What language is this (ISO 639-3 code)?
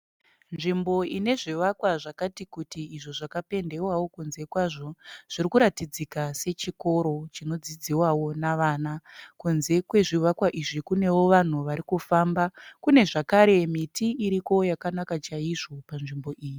sna